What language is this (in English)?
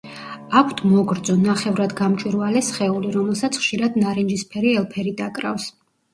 Georgian